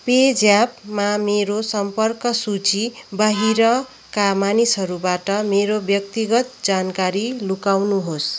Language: Nepali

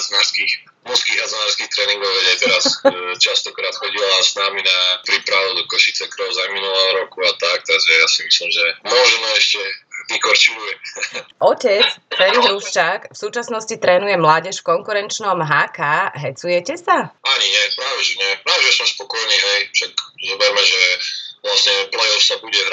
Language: Slovak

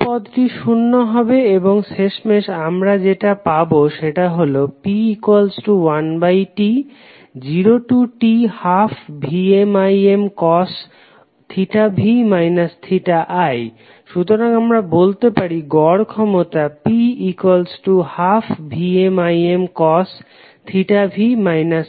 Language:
Bangla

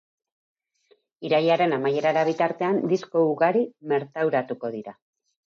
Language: Basque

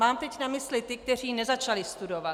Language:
Czech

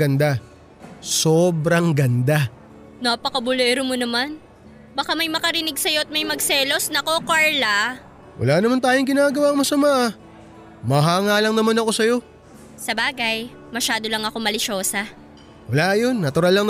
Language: Filipino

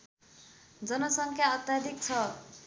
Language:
Nepali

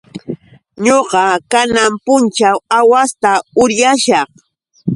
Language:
Yauyos Quechua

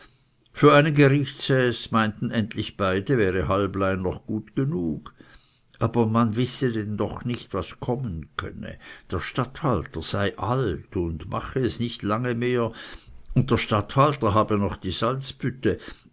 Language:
German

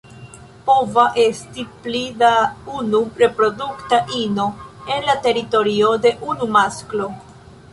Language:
Esperanto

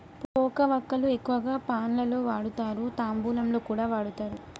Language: Telugu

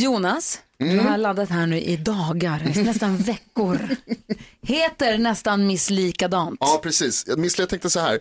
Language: Swedish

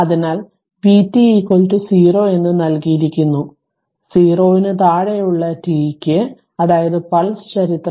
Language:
Malayalam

